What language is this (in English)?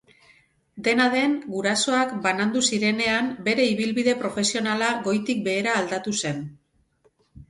Basque